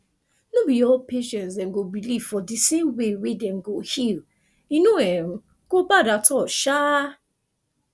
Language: Nigerian Pidgin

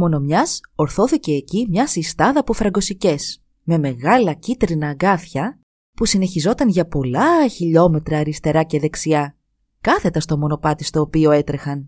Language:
Greek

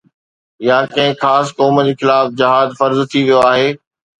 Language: Sindhi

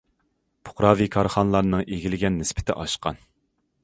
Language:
Uyghur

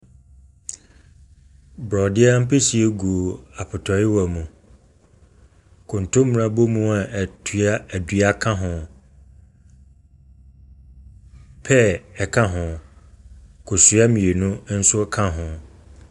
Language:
Akan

